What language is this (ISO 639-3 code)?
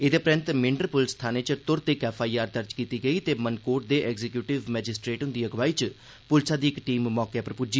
doi